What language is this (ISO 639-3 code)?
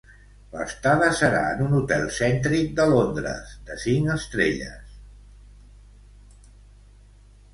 cat